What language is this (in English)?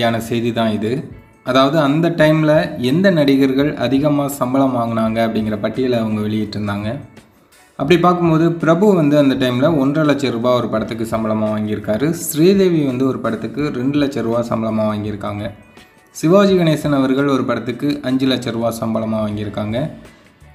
Tamil